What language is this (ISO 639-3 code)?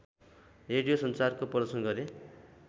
nep